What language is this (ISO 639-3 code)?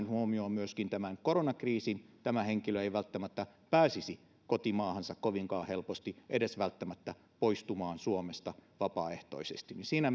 fin